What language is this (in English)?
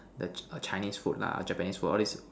English